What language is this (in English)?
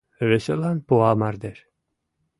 Mari